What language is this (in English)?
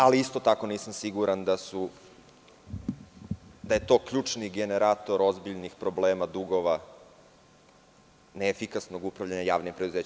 Serbian